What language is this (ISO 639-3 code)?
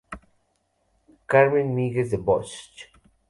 spa